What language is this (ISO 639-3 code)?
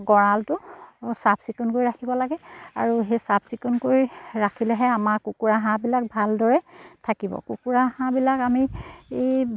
asm